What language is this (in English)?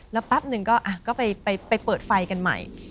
Thai